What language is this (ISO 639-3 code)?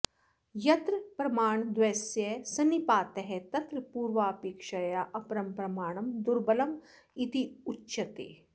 san